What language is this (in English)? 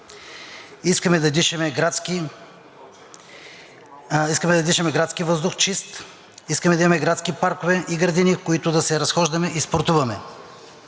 Bulgarian